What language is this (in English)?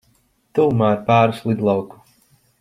Latvian